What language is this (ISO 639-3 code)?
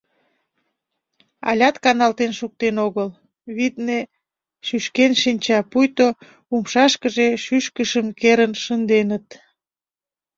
chm